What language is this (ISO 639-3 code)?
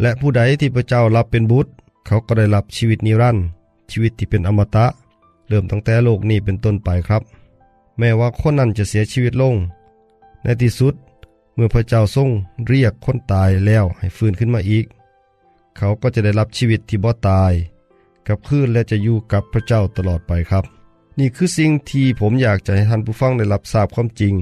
tha